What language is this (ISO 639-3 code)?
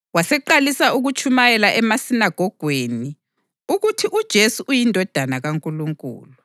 nde